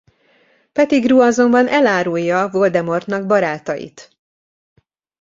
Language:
Hungarian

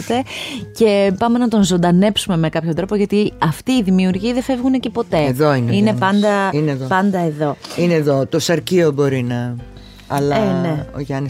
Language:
Greek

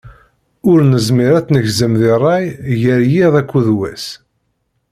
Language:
Kabyle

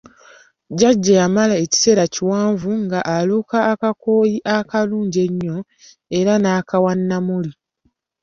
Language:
Ganda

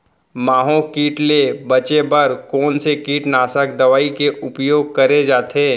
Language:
Chhattisgarhi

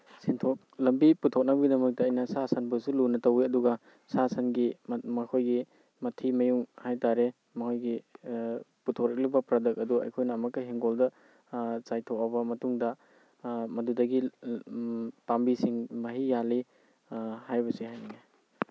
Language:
Manipuri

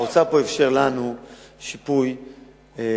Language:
Hebrew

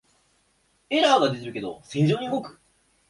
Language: Japanese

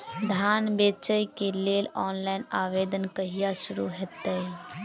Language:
Maithili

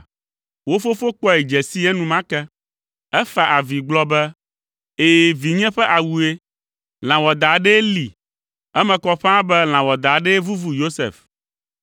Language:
Ewe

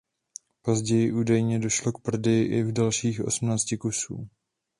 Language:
Czech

